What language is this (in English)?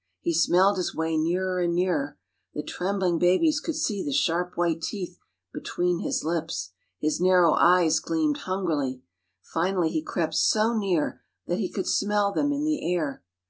English